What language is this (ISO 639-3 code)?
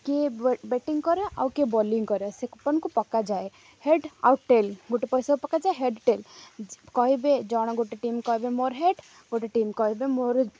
ori